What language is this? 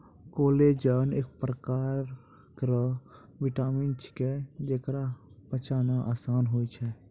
Maithili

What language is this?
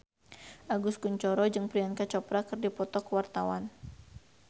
Sundanese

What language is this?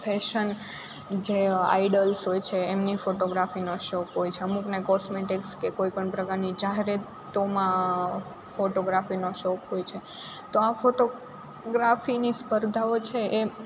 Gujarati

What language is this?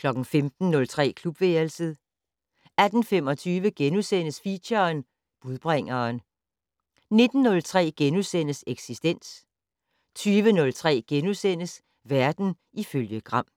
Danish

